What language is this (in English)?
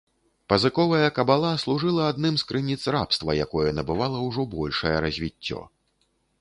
Belarusian